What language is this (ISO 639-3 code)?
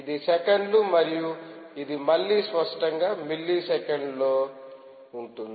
tel